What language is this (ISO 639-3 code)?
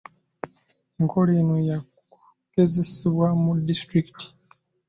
lug